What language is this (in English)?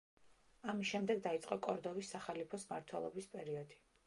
Georgian